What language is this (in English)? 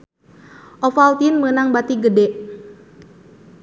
Sundanese